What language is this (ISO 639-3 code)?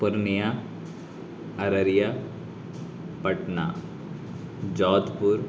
urd